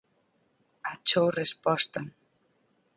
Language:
Galician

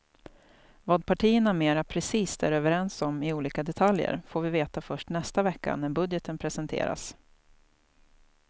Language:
Swedish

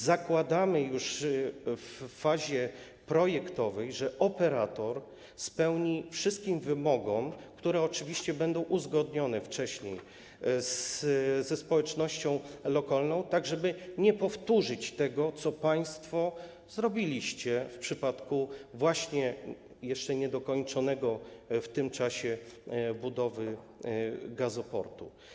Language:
Polish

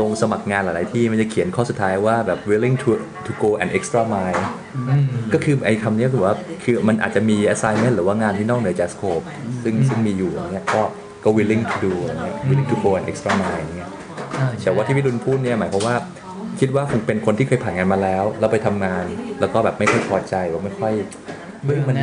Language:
Thai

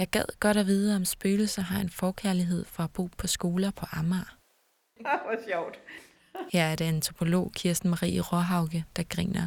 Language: Danish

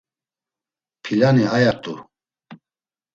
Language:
Laz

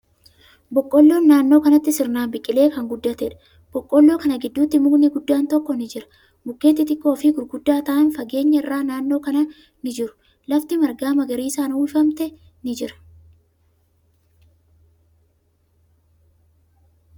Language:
Oromo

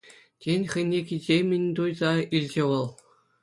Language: Chuvash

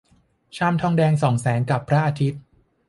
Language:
Thai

